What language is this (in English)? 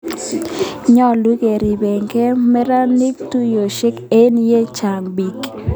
Kalenjin